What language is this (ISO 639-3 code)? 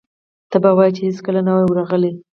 pus